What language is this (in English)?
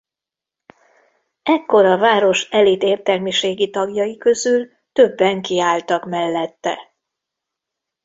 Hungarian